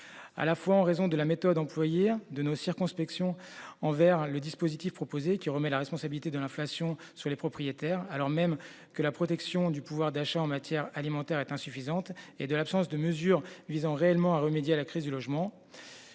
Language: French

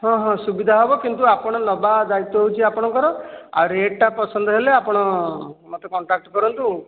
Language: Odia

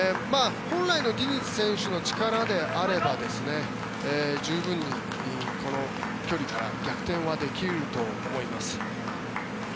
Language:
Japanese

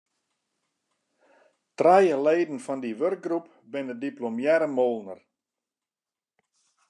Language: Western Frisian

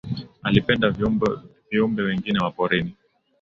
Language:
Swahili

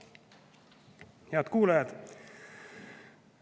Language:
Estonian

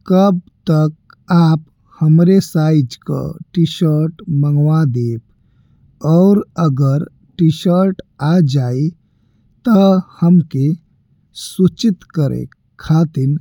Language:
Bhojpuri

